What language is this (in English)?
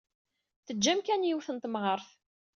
Kabyle